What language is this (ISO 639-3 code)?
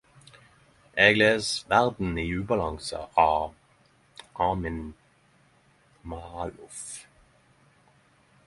nno